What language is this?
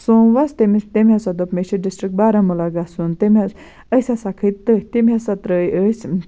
Kashmiri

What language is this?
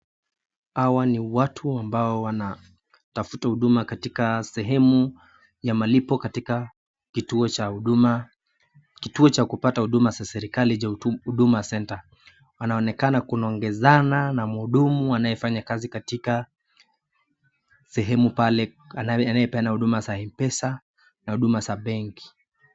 Swahili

